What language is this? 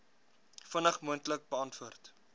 Afrikaans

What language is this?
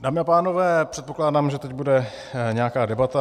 Czech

